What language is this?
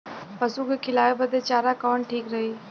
Bhojpuri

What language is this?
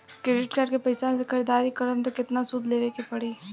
Bhojpuri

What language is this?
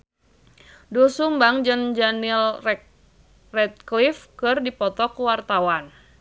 Sundanese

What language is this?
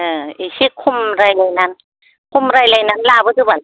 Bodo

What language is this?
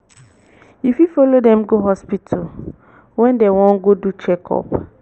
Nigerian Pidgin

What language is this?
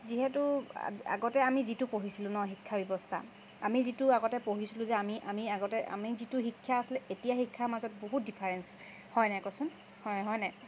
Assamese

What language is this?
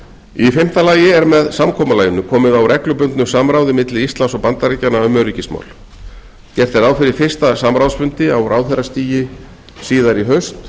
Icelandic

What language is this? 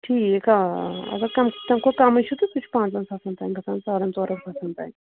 Kashmiri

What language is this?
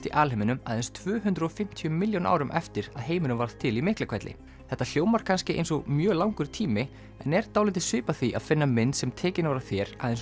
Icelandic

